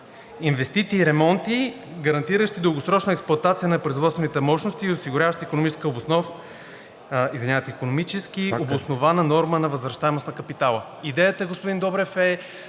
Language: Bulgarian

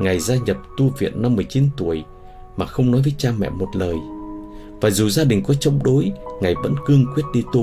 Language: Vietnamese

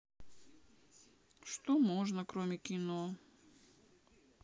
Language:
Russian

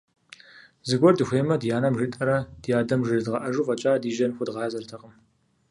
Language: Kabardian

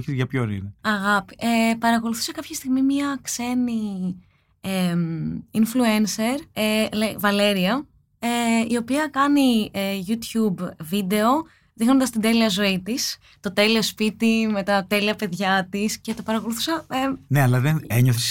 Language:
Greek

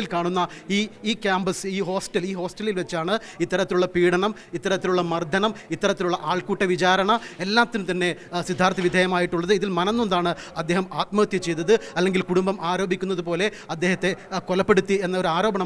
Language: Malayalam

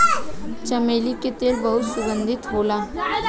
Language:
Bhojpuri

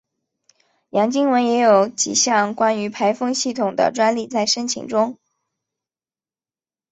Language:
Chinese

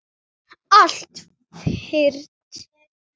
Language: Icelandic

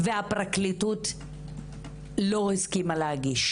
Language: Hebrew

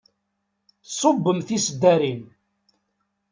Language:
Kabyle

